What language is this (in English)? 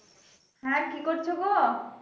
Bangla